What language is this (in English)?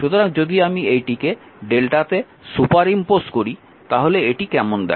Bangla